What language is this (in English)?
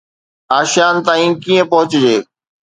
Sindhi